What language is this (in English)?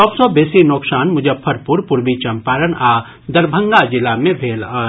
Maithili